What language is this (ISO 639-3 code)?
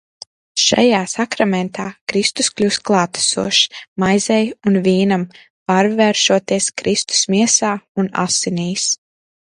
lav